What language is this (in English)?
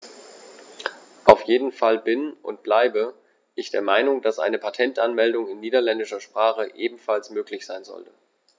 German